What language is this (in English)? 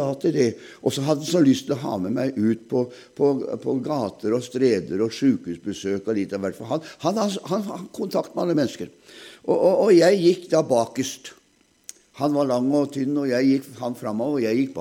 German